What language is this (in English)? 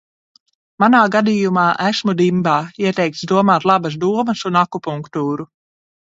Latvian